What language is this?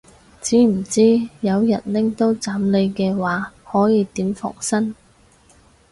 Cantonese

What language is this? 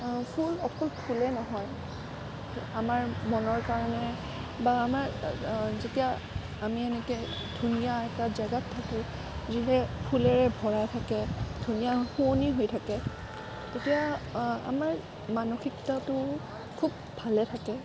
Assamese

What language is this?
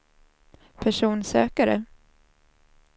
Swedish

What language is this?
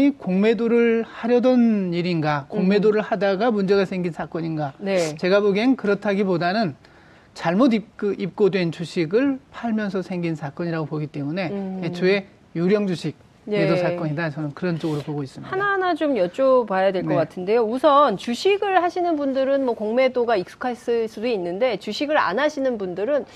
Korean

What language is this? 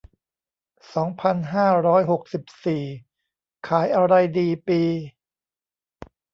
Thai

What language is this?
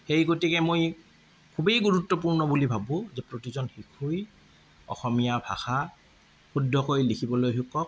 Assamese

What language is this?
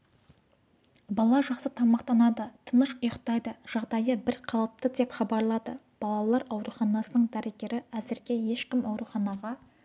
Kazakh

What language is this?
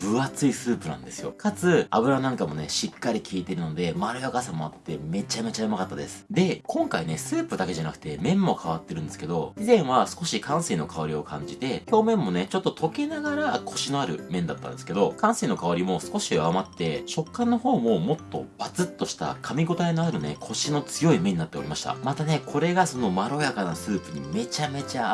Japanese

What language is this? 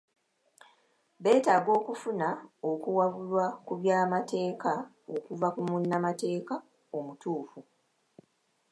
Ganda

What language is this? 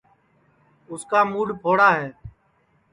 Sansi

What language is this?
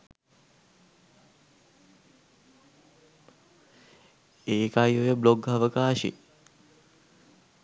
Sinhala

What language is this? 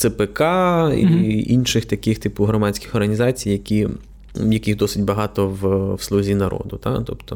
Ukrainian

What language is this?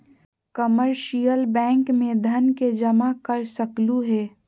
Magahi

